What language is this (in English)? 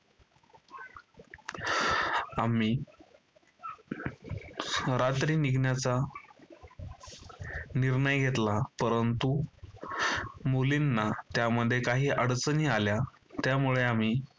Marathi